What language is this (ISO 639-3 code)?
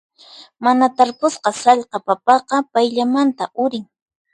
qxp